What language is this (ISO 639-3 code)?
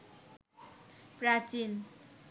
ben